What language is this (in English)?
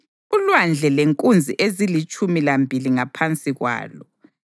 North Ndebele